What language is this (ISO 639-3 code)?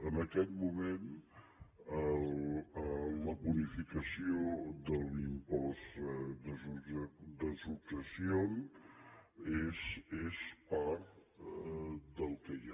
cat